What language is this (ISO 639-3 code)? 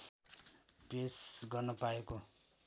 nep